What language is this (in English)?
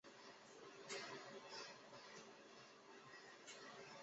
Chinese